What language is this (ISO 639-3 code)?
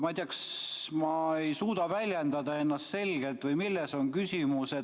est